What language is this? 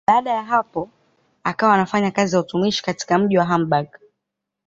Swahili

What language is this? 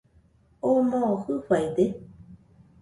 Nüpode Huitoto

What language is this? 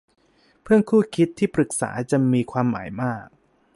Thai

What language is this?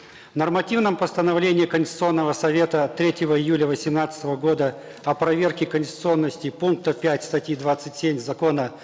Kazakh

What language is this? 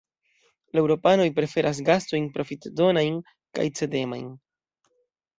Esperanto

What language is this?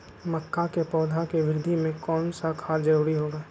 Magahi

